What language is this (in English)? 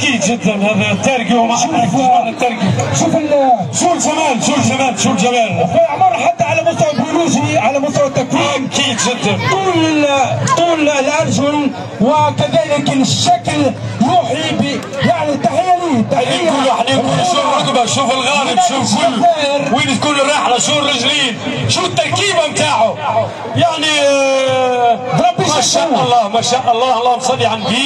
Arabic